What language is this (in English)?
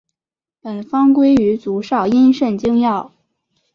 Chinese